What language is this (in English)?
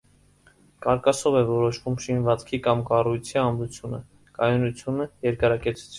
Armenian